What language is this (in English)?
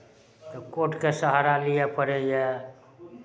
Maithili